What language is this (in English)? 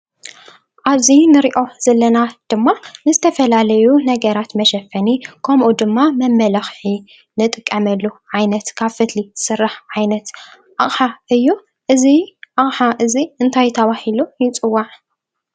Tigrinya